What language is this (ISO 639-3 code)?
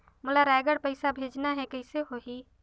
hne